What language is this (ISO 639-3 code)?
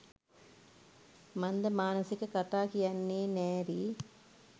sin